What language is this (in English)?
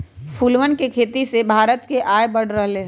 Magahi